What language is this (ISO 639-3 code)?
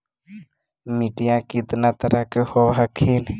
mag